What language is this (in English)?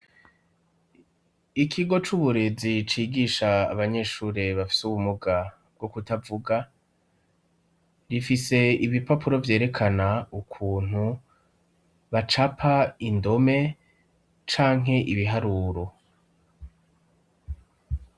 Rundi